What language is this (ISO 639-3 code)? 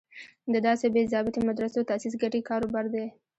pus